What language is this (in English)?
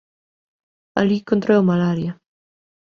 Galician